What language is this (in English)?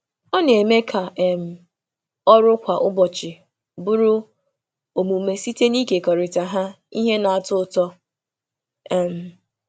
Igbo